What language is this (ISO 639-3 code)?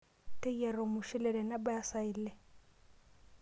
mas